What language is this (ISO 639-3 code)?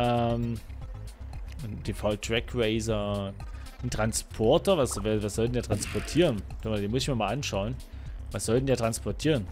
deu